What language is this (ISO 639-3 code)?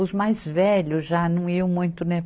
por